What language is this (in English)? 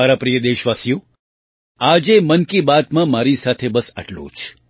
Gujarati